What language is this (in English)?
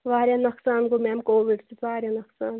Kashmiri